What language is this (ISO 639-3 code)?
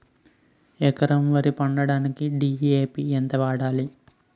tel